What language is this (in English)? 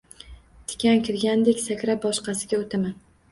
Uzbek